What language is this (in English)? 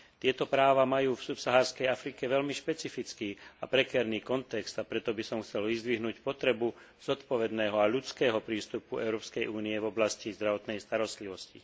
Slovak